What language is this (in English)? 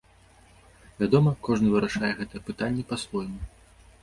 Belarusian